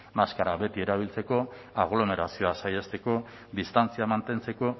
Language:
Basque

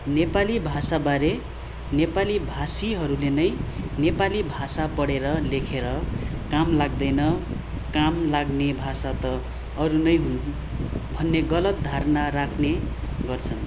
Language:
Nepali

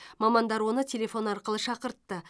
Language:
Kazakh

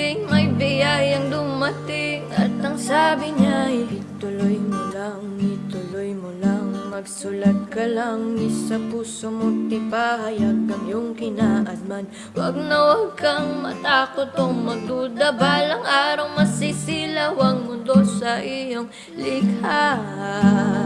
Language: Indonesian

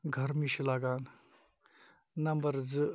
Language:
Kashmiri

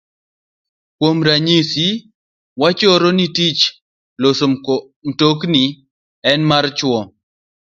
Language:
Luo (Kenya and Tanzania)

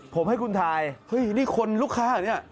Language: Thai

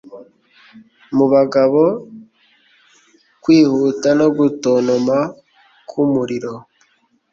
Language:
Kinyarwanda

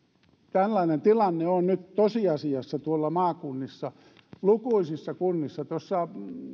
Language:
Finnish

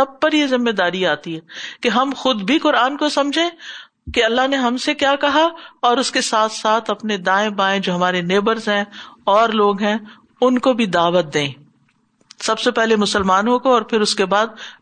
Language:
Urdu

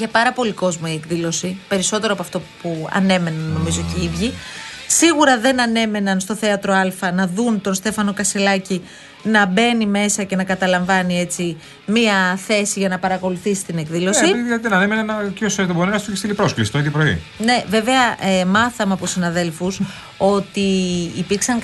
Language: Greek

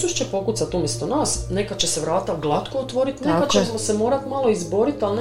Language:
Croatian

